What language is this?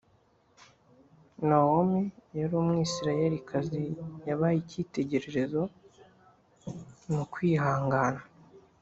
Kinyarwanda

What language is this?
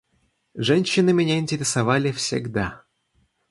Russian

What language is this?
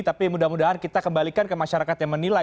Indonesian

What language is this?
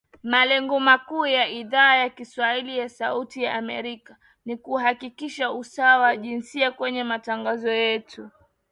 Swahili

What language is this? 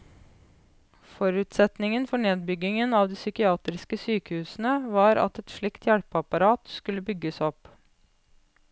Norwegian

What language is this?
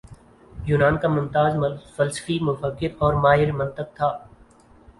Urdu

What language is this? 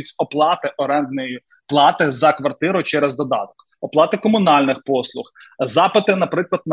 Ukrainian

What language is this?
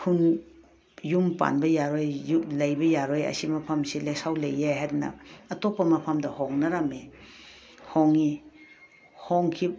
Manipuri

